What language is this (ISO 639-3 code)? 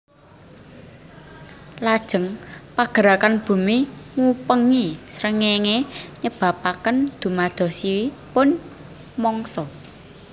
jav